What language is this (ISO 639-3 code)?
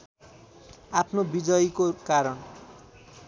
nep